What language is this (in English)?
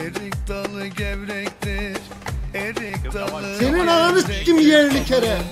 Turkish